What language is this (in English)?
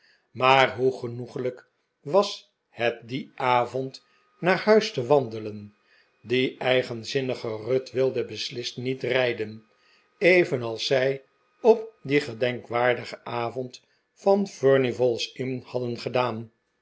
Dutch